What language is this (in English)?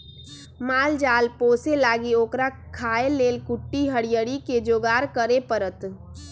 Magahi